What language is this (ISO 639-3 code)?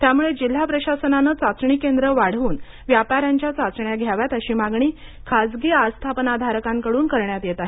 mar